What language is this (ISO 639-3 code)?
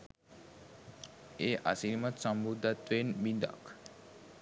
sin